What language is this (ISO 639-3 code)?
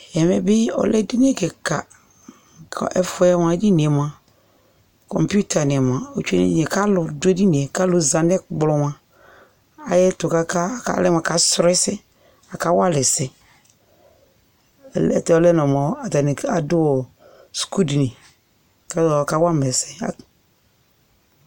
kpo